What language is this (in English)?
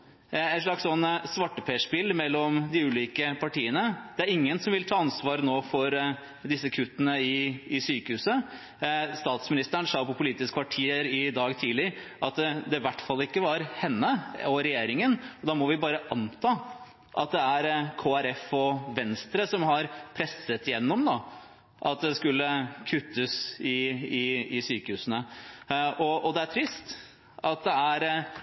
Norwegian Bokmål